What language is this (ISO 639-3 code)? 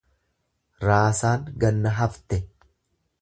orm